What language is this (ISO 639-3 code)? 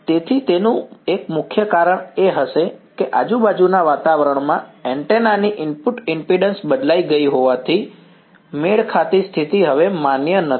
guj